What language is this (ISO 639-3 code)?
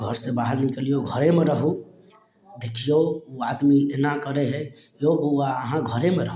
mai